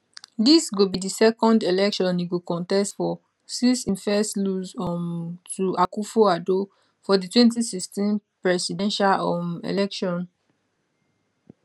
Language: Nigerian Pidgin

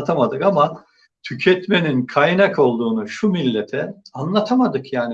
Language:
Turkish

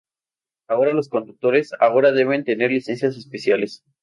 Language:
Spanish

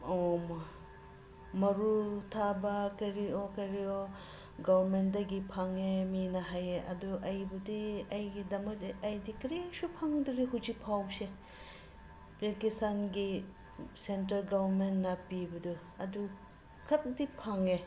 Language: Manipuri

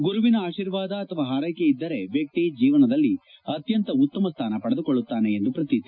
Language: Kannada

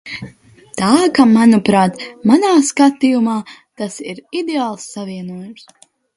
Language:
Latvian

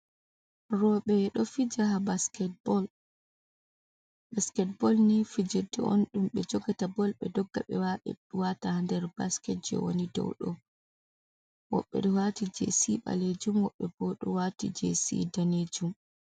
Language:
Fula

